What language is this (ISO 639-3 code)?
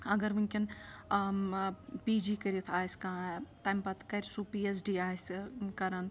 kas